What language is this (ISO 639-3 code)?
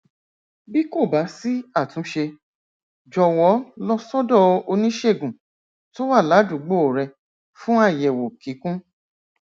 yor